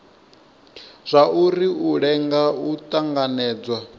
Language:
Venda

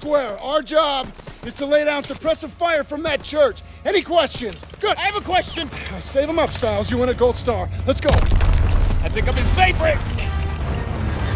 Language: English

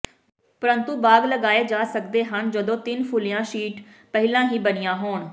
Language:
Punjabi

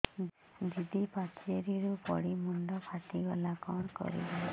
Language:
Odia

